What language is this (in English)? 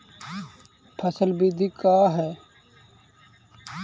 Magahi